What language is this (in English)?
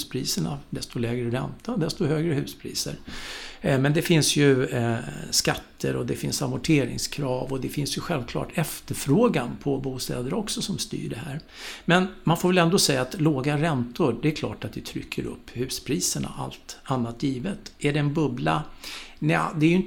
Swedish